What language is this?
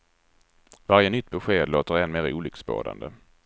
Swedish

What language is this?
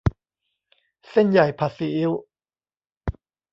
Thai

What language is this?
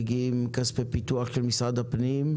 Hebrew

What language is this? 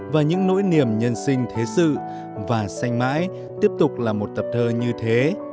Vietnamese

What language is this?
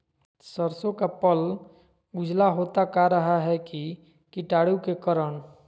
Magahi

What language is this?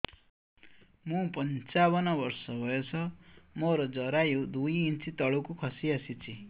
Odia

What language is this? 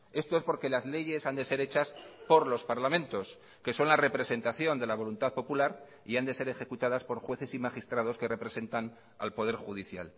Spanish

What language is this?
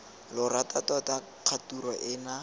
Tswana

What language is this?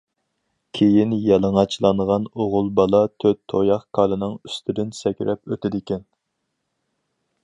Uyghur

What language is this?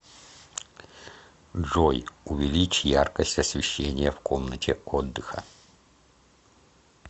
Russian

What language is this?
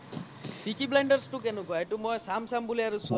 Assamese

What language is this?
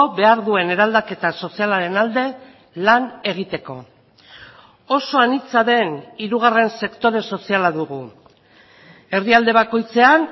Basque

